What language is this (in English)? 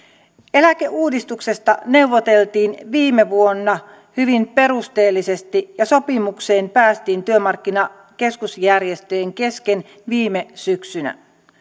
Finnish